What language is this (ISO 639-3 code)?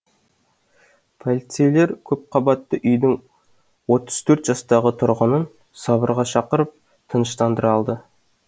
kaz